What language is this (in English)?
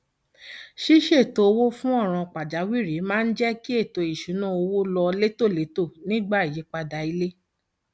Yoruba